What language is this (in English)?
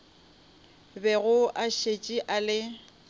Northern Sotho